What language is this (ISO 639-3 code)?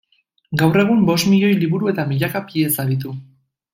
eus